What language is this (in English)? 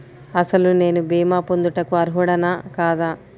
Telugu